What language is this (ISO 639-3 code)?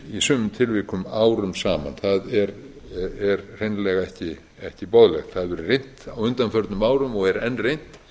isl